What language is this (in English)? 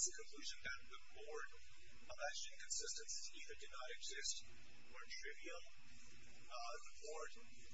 English